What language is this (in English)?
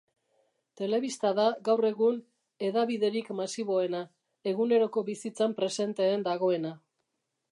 Basque